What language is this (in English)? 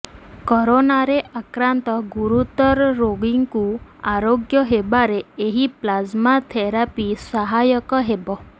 Odia